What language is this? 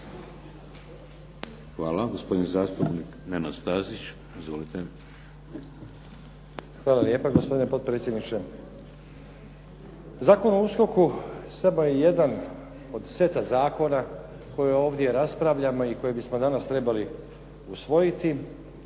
Croatian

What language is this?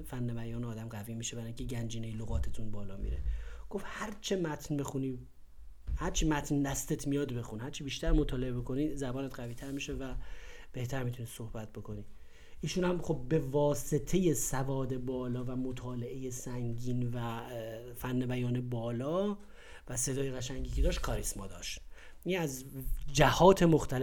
Persian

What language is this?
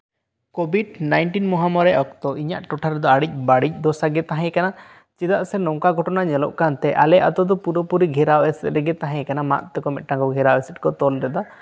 Santali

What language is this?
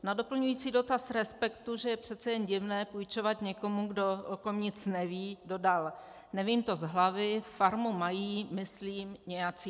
Czech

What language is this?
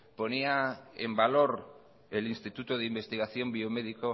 Spanish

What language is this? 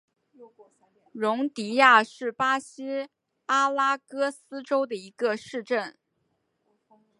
Chinese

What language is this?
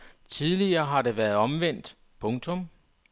Danish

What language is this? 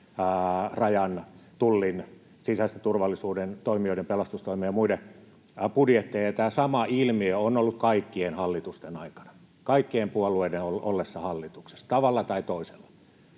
Finnish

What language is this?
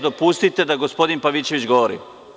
Serbian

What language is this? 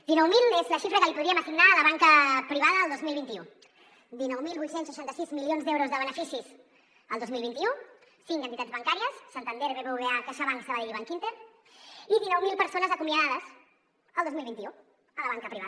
Catalan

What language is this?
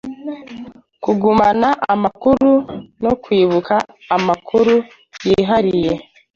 Kinyarwanda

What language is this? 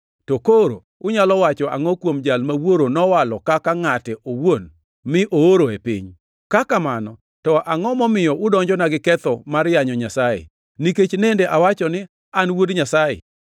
Luo (Kenya and Tanzania)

